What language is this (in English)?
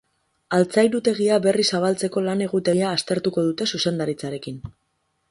Basque